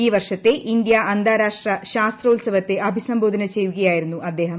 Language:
Malayalam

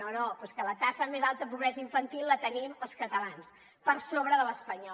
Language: Catalan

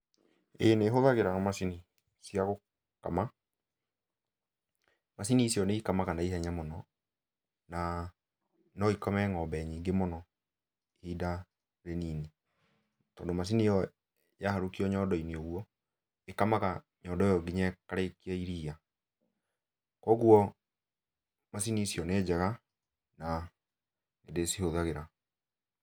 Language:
Kikuyu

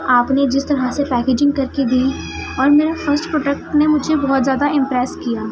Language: Urdu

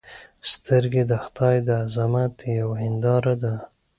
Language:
Pashto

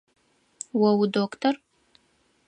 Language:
Adyghe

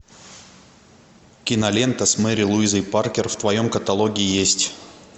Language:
Russian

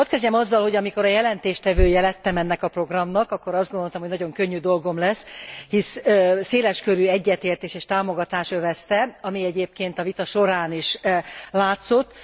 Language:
Hungarian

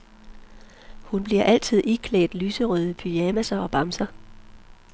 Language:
Danish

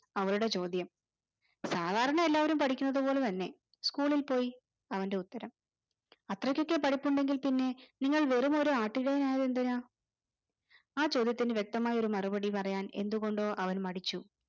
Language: Malayalam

